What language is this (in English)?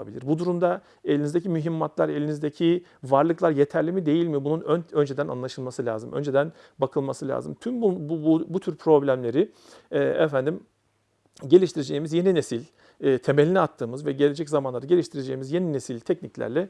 Turkish